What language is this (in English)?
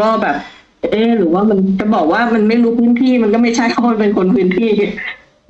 Thai